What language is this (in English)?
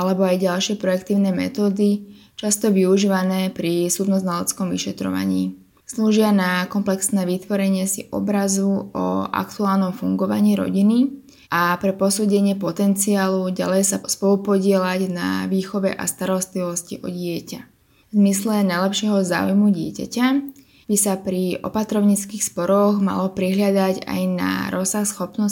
Slovak